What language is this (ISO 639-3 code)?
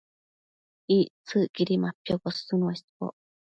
mcf